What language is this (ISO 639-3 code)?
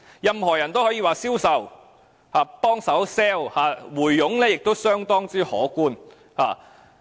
yue